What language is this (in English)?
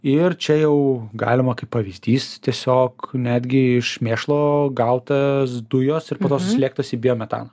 Lithuanian